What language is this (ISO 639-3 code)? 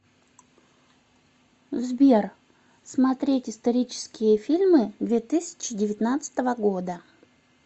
rus